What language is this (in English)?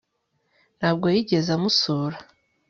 Kinyarwanda